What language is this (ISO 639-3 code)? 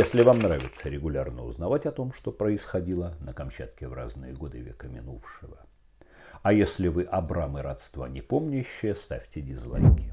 rus